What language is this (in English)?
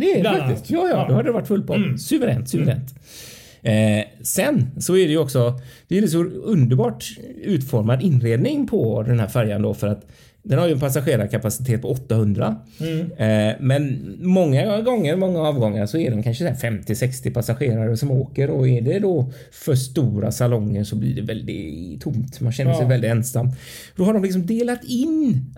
Swedish